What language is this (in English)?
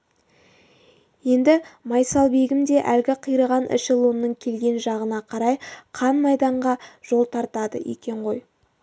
Kazakh